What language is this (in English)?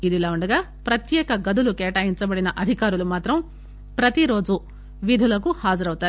Telugu